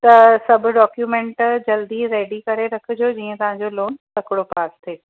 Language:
Sindhi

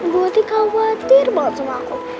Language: Indonesian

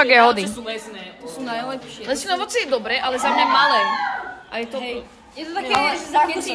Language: Slovak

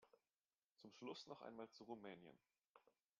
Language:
German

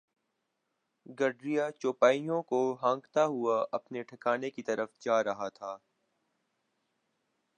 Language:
Urdu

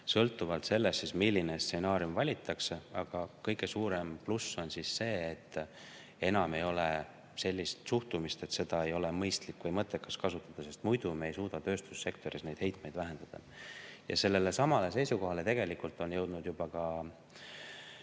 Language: Estonian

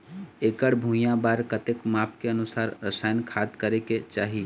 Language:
Chhattisgarhi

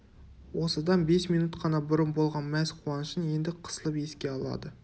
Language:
Kazakh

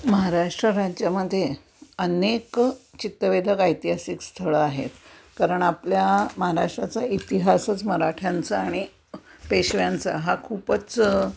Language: Marathi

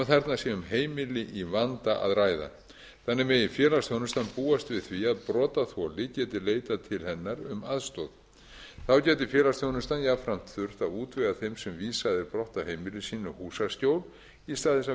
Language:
Icelandic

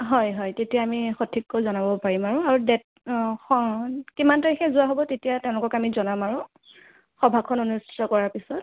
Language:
Assamese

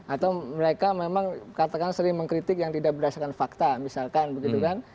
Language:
Indonesian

